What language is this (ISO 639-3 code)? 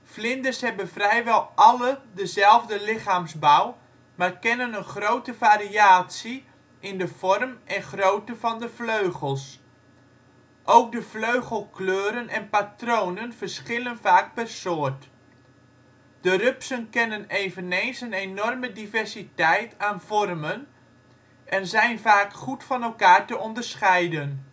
nld